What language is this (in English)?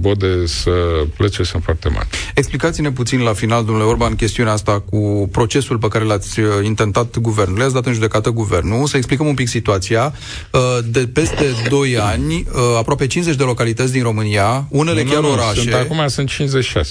Romanian